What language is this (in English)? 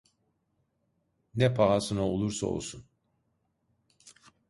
Turkish